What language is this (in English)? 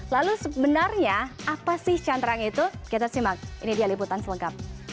Indonesian